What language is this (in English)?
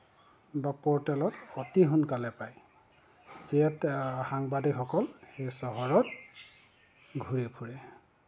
Assamese